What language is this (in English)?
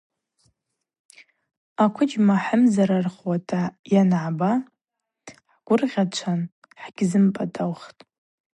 Abaza